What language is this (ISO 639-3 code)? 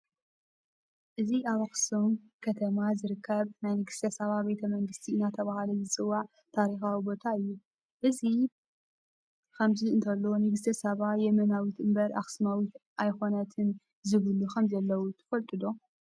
tir